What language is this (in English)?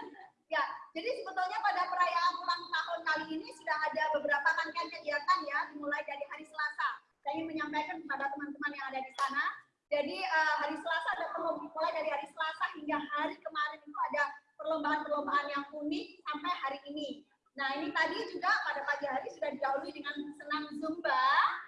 Indonesian